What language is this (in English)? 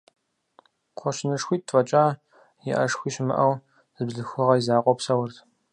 Kabardian